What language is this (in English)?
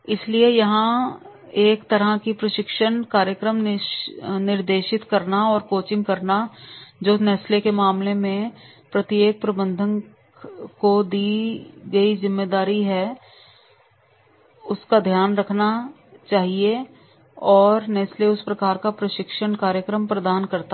Hindi